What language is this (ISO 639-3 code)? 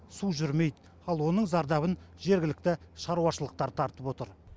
kaz